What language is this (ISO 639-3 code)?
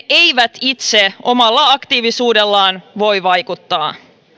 fin